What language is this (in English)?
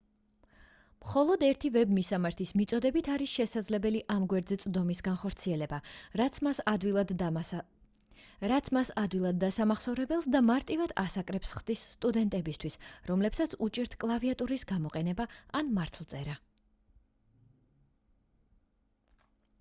Georgian